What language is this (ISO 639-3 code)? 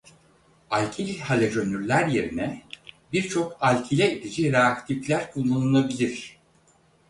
tur